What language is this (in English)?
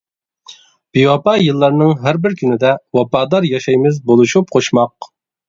Uyghur